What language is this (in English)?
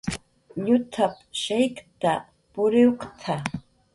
Jaqaru